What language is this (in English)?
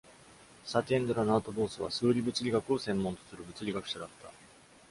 Japanese